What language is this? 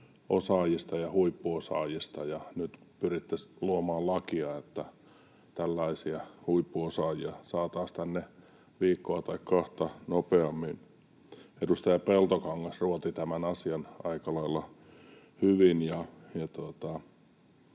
Finnish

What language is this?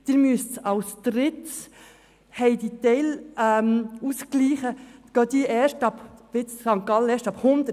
Swiss German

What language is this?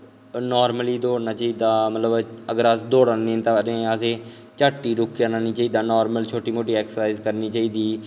Dogri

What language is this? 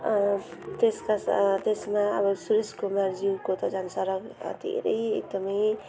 Nepali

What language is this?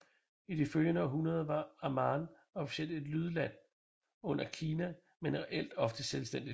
Danish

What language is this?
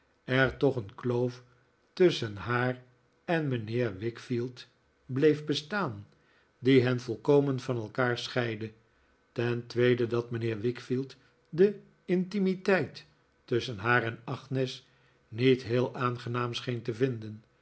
Dutch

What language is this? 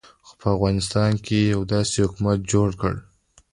Pashto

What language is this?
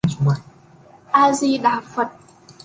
Vietnamese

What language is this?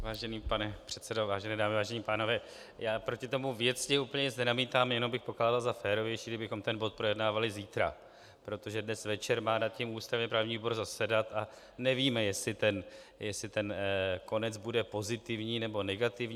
Czech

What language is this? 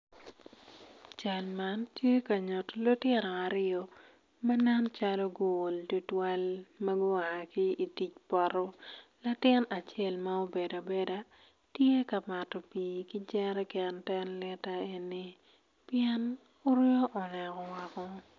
Acoli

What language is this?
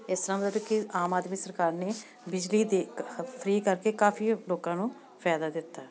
Punjabi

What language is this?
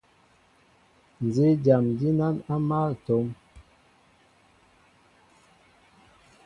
Mbo (Cameroon)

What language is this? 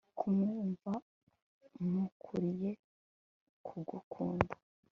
Kinyarwanda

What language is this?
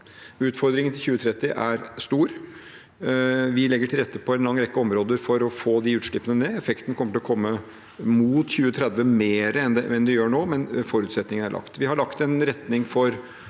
Norwegian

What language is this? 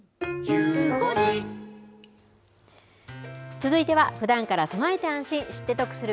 Japanese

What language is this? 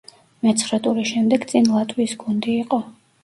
Georgian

